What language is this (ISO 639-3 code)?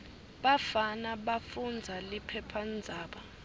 ssw